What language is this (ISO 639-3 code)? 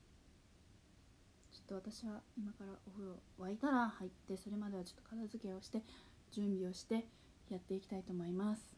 jpn